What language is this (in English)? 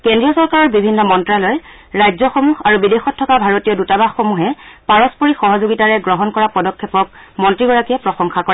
Assamese